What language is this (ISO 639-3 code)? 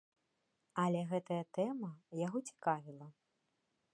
bel